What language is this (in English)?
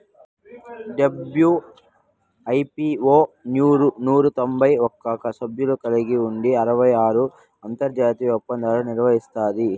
Telugu